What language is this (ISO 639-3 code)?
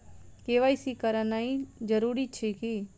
mai